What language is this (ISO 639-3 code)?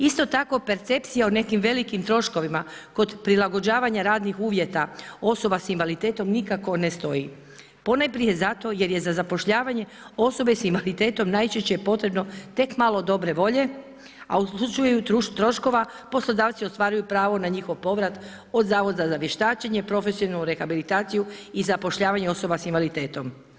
hrv